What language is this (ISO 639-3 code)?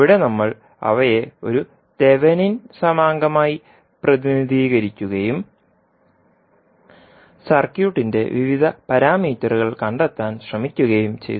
mal